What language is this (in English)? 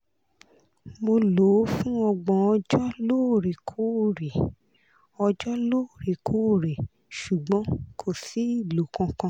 Yoruba